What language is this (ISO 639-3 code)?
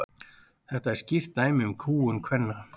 isl